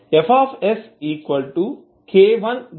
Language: Telugu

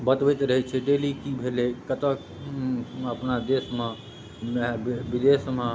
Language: Maithili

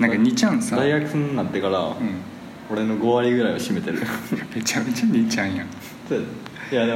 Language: Japanese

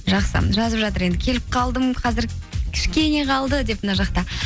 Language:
Kazakh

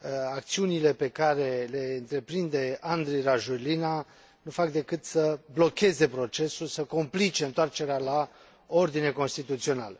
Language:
Romanian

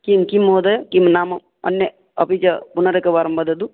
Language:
Sanskrit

